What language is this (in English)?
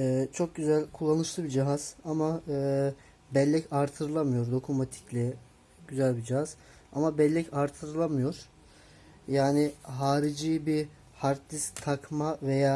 Turkish